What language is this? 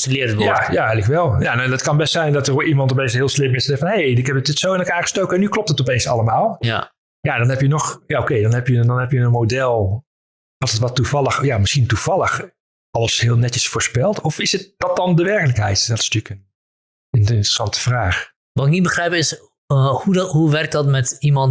Dutch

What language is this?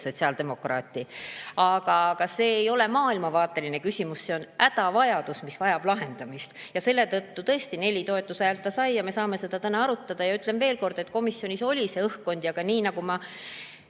Estonian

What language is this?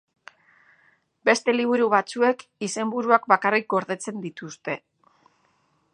Basque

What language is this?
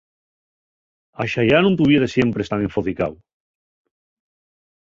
Asturian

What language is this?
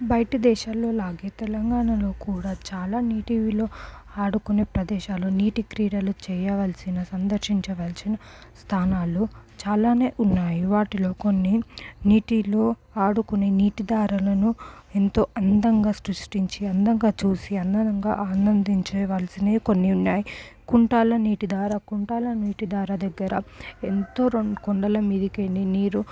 Telugu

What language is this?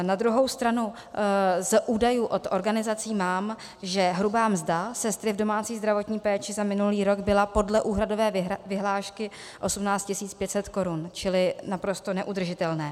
Czech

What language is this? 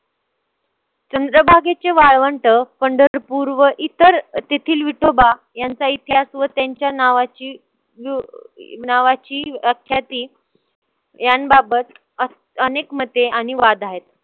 Marathi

